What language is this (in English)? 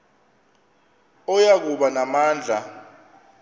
Xhosa